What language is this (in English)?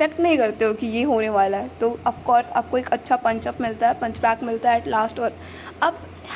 Hindi